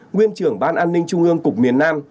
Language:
Vietnamese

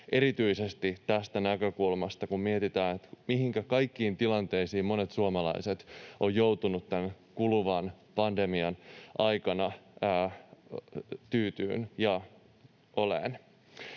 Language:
Finnish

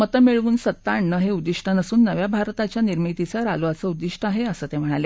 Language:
Marathi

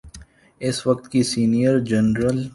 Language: Urdu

